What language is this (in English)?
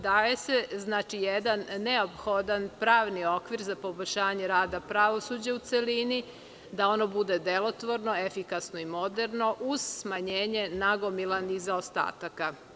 Serbian